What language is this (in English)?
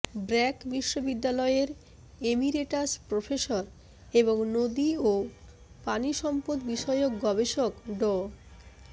Bangla